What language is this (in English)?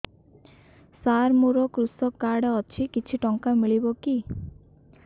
Odia